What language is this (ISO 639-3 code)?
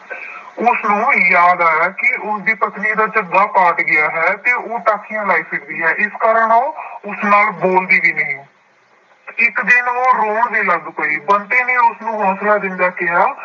pan